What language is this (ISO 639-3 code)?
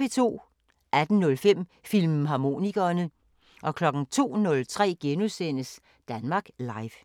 dan